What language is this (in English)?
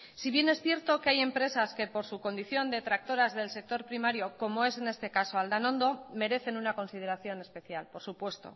Spanish